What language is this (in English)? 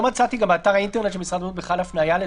Hebrew